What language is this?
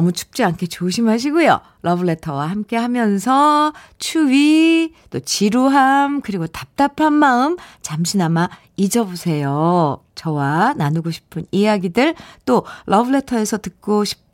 Korean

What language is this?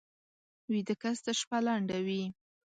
Pashto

